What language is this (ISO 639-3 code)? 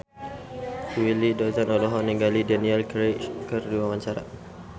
sun